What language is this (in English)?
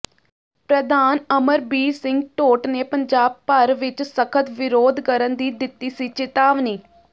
Punjabi